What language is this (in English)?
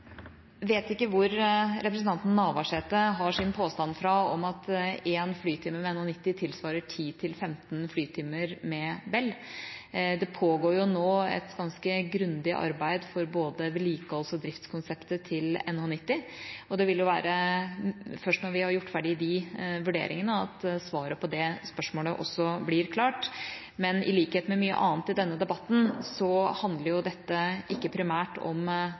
Norwegian Bokmål